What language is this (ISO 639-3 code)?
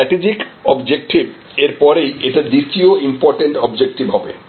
ben